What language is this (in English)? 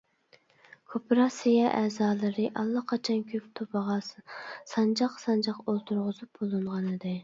Uyghur